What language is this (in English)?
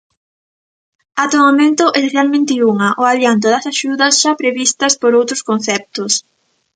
Galician